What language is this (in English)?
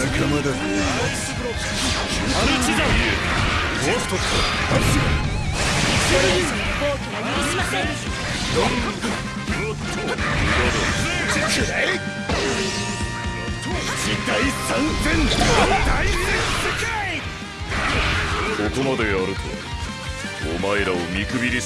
Japanese